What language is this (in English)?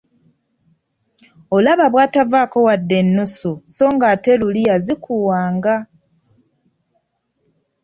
Ganda